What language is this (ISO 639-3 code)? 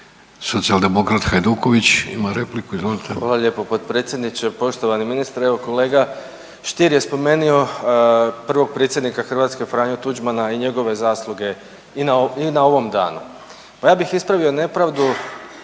hrv